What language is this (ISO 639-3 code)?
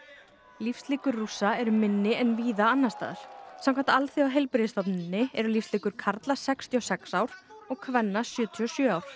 isl